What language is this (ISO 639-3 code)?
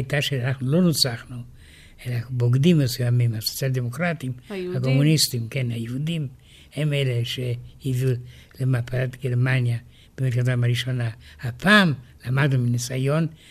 heb